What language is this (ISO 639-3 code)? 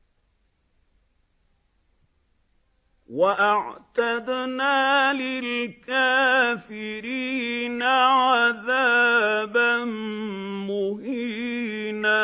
ara